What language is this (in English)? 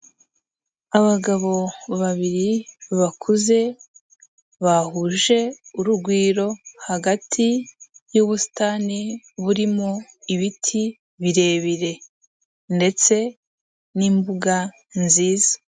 Kinyarwanda